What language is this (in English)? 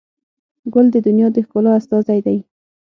Pashto